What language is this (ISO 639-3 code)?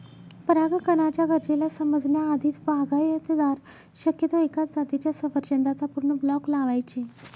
mar